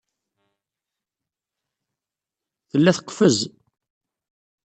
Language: Kabyle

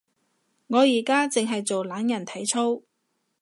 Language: Cantonese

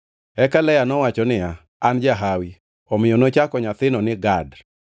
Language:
Luo (Kenya and Tanzania)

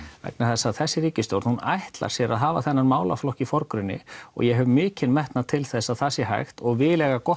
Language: Icelandic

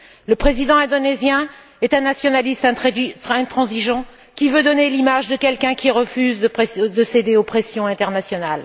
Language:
French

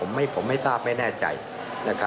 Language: Thai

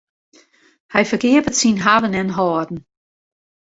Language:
Western Frisian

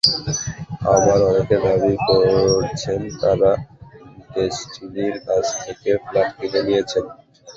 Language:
Bangla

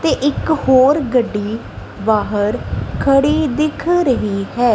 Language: Punjabi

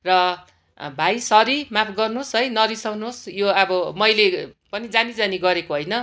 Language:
Nepali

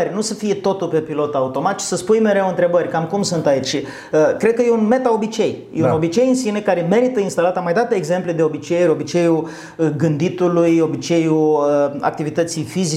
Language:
Romanian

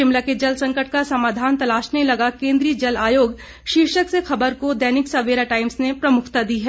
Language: Hindi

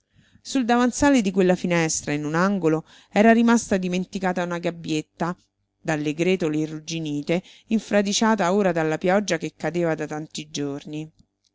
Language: Italian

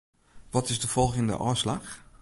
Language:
Western Frisian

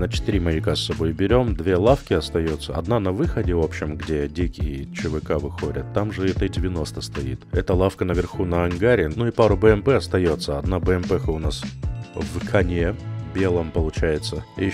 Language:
Russian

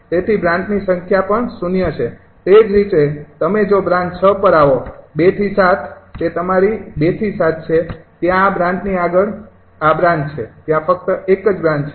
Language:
Gujarati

